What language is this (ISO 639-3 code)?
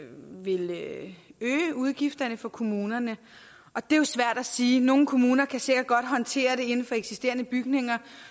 dan